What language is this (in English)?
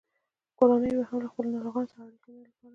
Pashto